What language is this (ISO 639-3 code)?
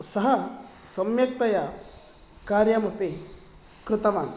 san